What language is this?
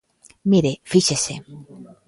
Galician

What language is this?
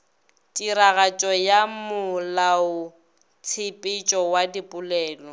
Northern Sotho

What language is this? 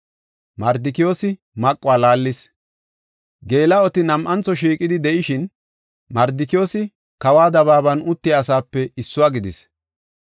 Gofa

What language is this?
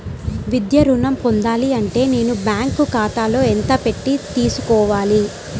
Telugu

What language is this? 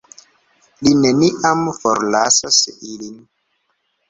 Esperanto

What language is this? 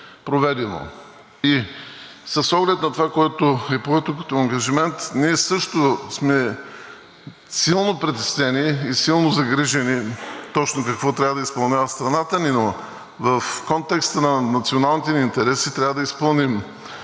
Bulgarian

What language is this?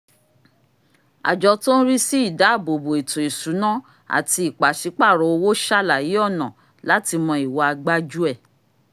Yoruba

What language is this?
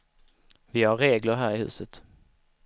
Swedish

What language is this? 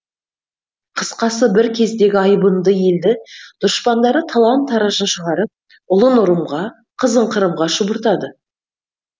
Kazakh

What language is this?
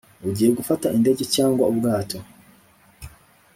Kinyarwanda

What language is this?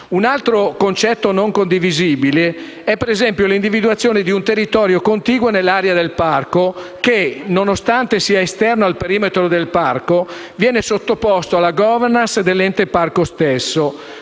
Italian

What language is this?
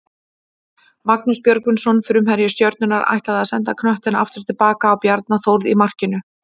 Icelandic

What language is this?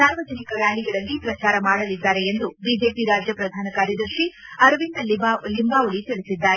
Kannada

